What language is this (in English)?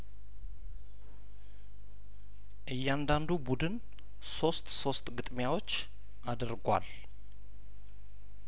Amharic